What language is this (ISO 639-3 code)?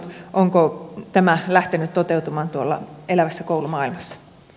fin